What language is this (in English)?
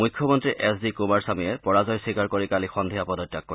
Assamese